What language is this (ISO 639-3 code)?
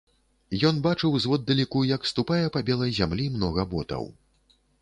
bel